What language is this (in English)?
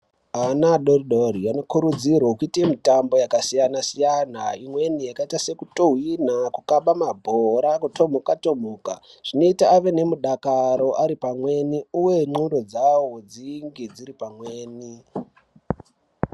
Ndau